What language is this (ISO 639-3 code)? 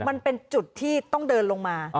tha